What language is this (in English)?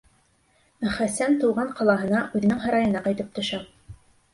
Bashkir